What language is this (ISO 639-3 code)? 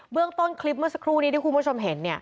tha